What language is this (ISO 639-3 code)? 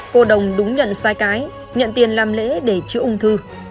vie